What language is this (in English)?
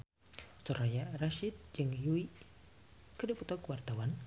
Sundanese